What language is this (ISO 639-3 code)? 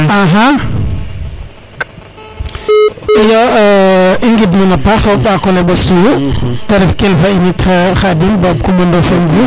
srr